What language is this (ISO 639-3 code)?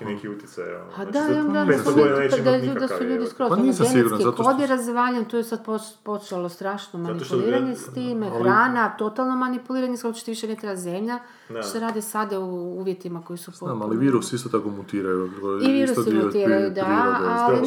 hrv